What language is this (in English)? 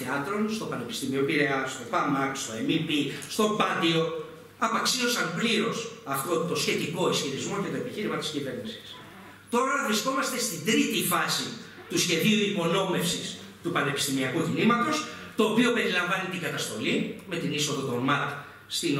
Greek